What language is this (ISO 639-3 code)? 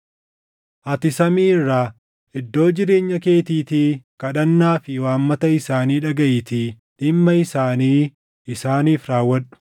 orm